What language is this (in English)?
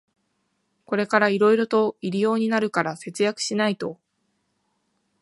Japanese